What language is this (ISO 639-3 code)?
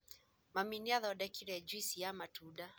kik